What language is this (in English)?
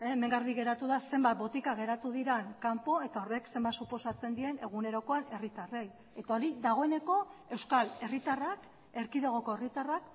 Basque